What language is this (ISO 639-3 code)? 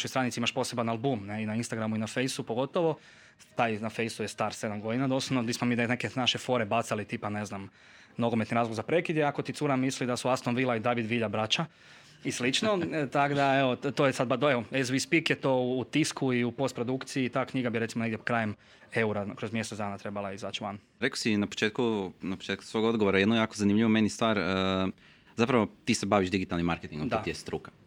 hrv